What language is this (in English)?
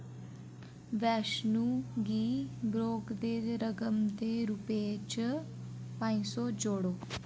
Dogri